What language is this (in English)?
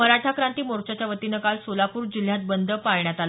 Marathi